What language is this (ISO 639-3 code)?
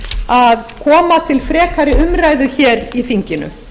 isl